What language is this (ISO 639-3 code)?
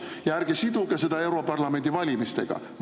est